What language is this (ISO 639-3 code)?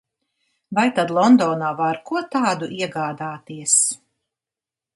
lav